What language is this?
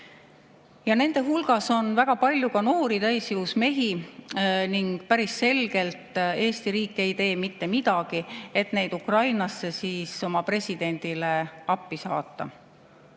Estonian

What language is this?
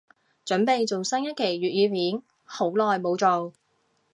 Cantonese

